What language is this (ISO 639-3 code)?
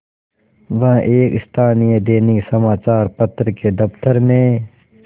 hin